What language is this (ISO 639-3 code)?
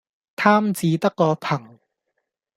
yue